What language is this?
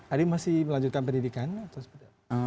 Indonesian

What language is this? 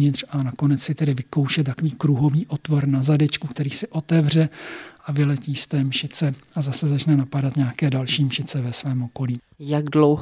Czech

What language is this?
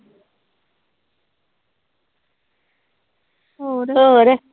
Punjabi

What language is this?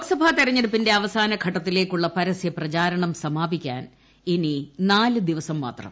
Malayalam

